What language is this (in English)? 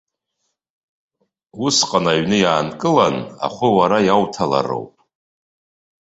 Abkhazian